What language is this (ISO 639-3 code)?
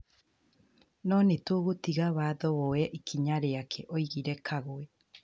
kik